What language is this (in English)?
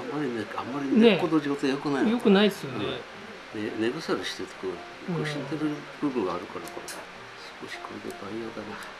Japanese